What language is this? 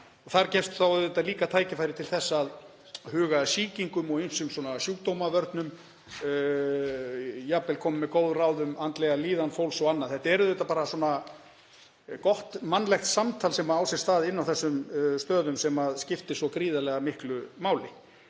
Icelandic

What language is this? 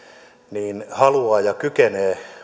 Finnish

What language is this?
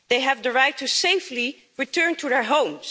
English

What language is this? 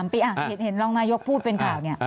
Thai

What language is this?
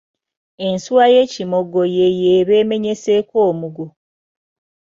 Ganda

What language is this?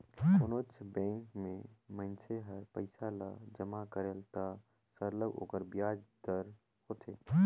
Chhattisgarhi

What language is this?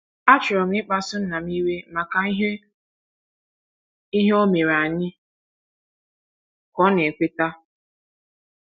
Igbo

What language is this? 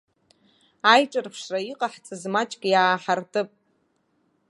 Abkhazian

